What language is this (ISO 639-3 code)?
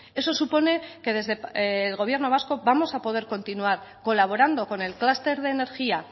spa